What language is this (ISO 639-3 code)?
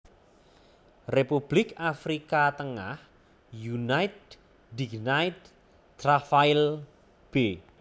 jav